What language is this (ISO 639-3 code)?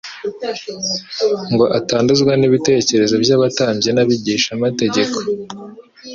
kin